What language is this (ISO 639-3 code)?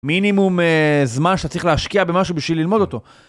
heb